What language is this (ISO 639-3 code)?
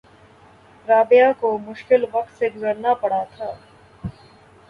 urd